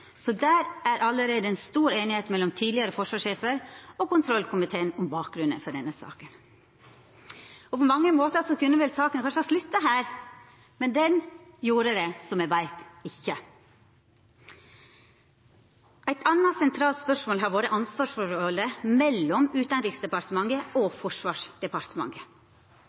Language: Norwegian Nynorsk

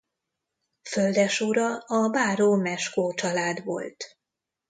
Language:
Hungarian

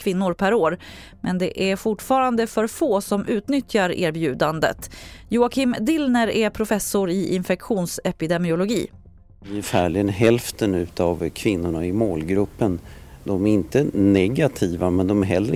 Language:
Swedish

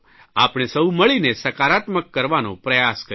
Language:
Gujarati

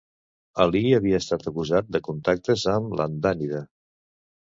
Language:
Catalan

